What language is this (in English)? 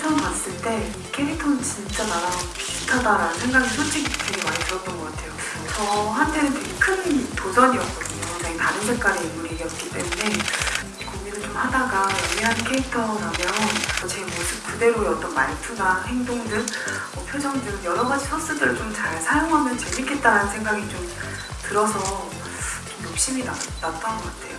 Korean